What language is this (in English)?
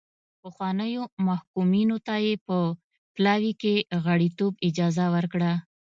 Pashto